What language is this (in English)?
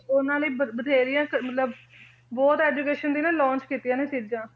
Punjabi